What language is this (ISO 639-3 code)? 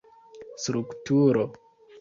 epo